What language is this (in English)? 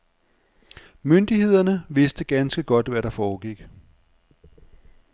Danish